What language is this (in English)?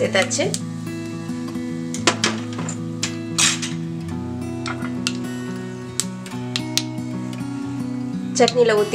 Hindi